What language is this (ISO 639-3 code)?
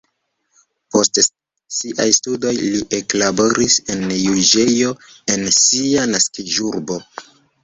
epo